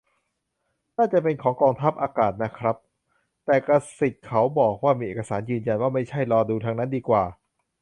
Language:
Thai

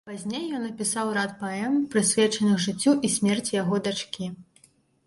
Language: Belarusian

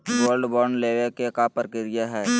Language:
Magahi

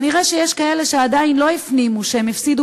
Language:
Hebrew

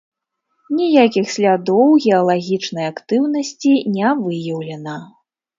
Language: Belarusian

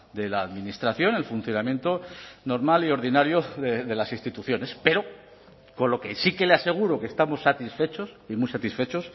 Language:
Spanish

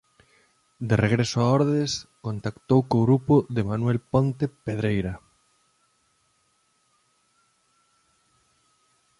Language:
Galician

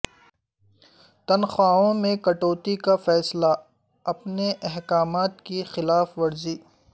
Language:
Urdu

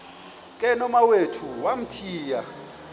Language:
Xhosa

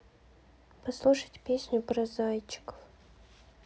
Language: Russian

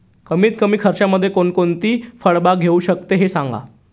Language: Marathi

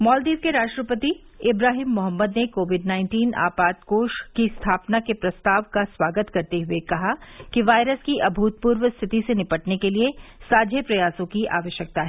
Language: Hindi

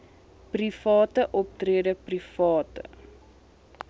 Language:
Afrikaans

